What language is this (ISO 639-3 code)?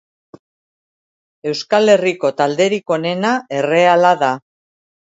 eus